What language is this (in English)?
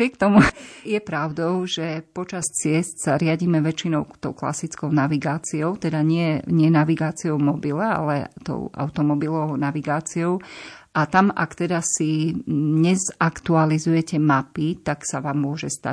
Slovak